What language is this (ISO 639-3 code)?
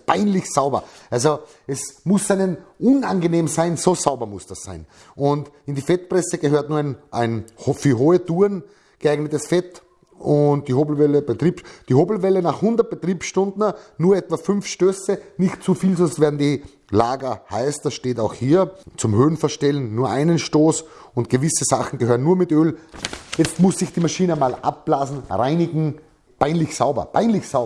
deu